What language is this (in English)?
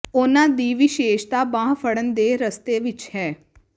Punjabi